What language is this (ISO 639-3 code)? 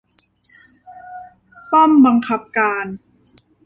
tha